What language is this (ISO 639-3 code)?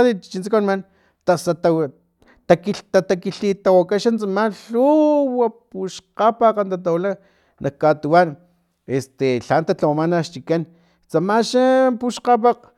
tlp